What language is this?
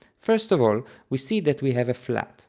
English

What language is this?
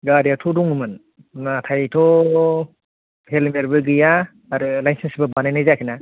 Bodo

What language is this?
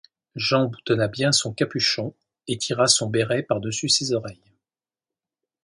French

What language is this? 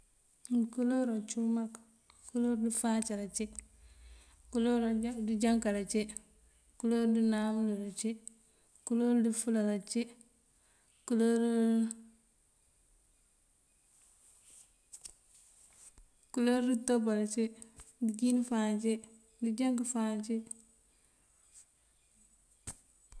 Mandjak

